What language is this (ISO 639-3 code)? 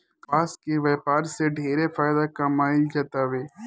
bho